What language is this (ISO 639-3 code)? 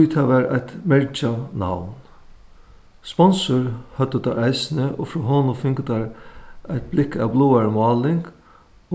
fao